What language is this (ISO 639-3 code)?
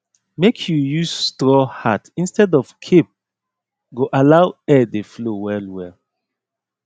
pcm